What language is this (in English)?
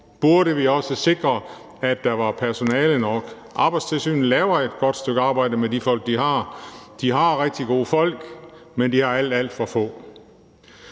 Danish